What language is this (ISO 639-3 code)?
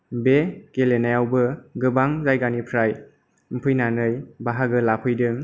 brx